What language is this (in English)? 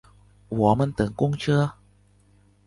Chinese